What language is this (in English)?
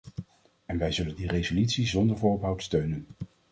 Dutch